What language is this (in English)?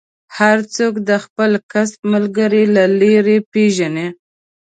Pashto